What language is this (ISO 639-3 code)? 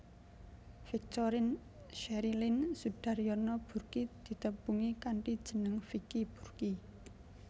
jav